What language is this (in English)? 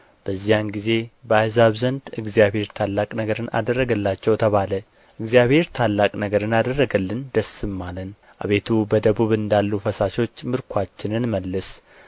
Amharic